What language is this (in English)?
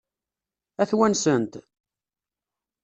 Kabyle